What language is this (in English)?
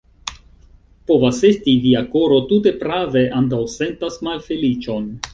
Esperanto